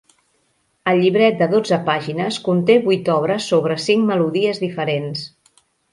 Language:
Catalan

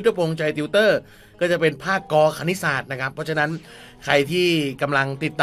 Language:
Thai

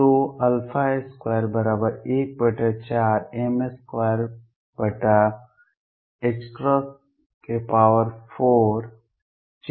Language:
Hindi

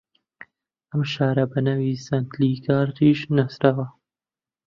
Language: Central Kurdish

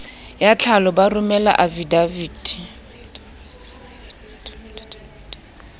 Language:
Southern Sotho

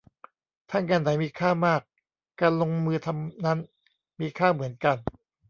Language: Thai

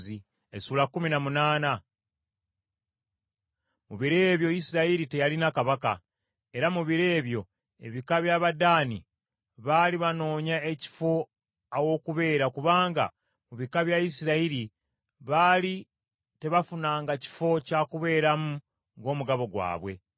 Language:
Ganda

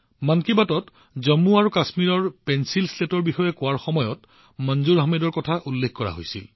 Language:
Assamese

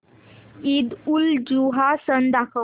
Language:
Marathi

